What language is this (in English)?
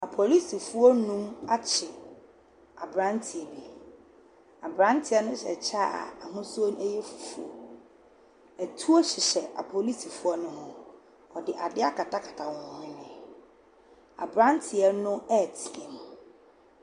Akan